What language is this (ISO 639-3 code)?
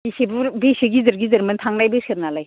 brx